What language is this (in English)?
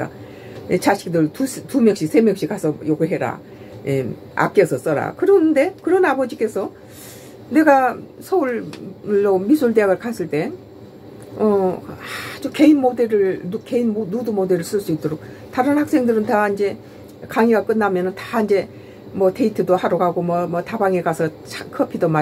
Korean